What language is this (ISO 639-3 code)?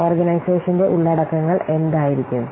mal